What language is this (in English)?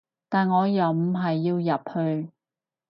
Cantonese